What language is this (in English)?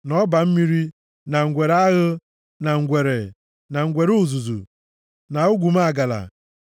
Igbo